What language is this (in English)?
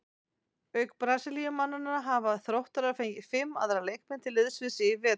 Icelandic